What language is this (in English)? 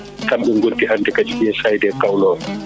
Fula